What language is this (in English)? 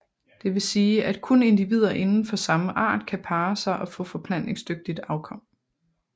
Danish